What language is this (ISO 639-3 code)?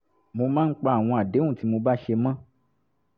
yor